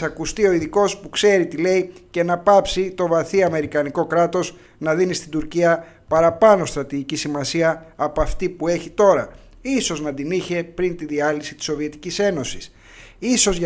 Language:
Greek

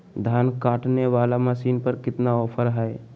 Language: Magahi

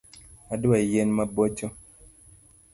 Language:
Luo (Kenya and Tanzania)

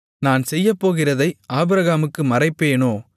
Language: Tamil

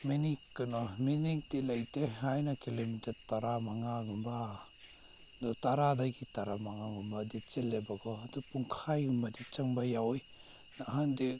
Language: Manipuri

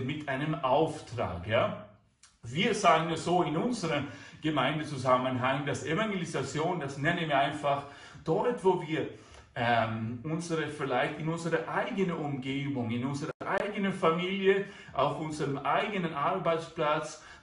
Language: German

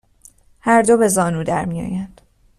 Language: Persian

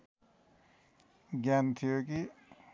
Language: Nepali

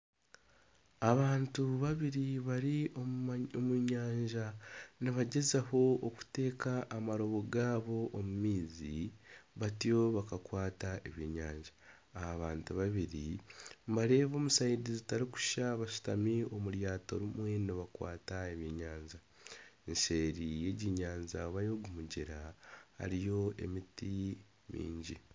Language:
Nyankole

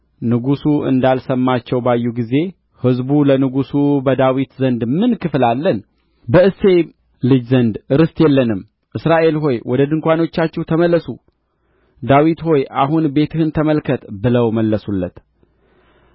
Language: Amharic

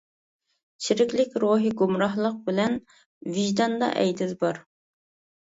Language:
Uyghur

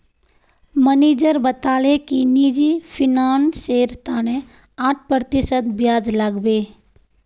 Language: Magahi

